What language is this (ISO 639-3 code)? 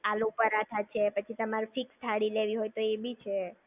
guj